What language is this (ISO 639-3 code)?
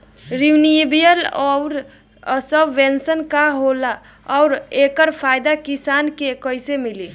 bho